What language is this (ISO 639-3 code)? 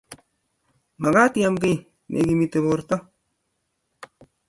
kln